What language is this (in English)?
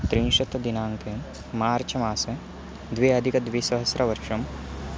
Sanskrit